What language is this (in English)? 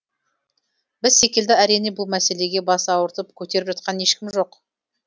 Kazakh